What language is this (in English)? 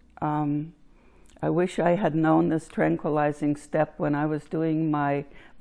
English